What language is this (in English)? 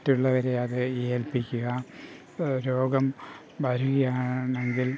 Malayalam